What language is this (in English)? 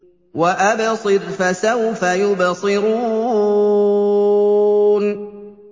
Arabic